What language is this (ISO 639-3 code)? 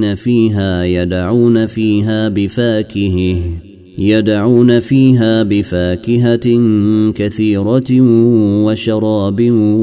ara